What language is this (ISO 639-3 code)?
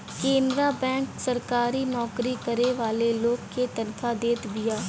bho